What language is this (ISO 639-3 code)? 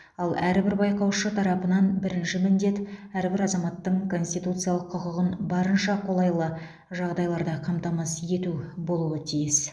kaz